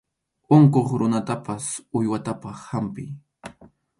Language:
Arequipa-La Unión Quechua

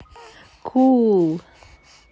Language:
Russian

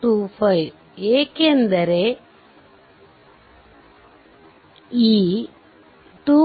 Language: Kannada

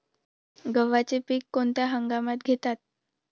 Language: Marathi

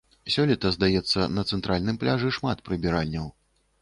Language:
Belarusian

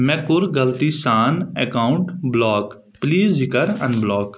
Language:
Kashmiri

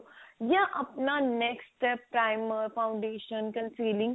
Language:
Punjabi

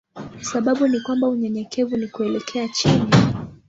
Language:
Swahili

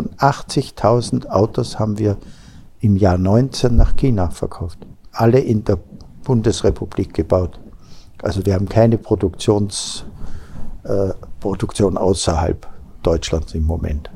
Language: German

